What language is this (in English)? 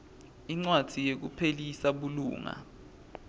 Swati